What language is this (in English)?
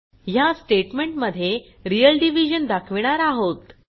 Marathi